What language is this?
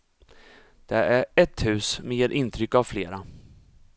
Swedish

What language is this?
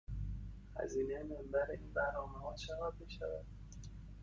Persian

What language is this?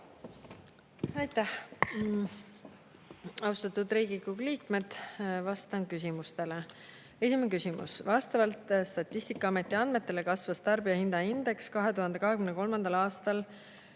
Estonian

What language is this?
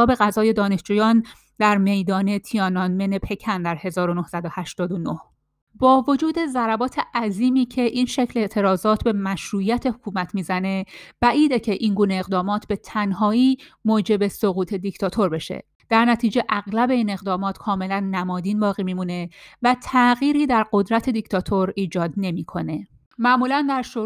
Persian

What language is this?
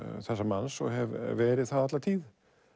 Icelandic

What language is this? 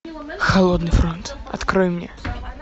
Russian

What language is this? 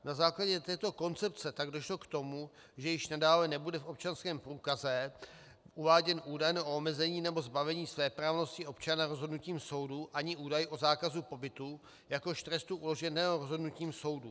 Czech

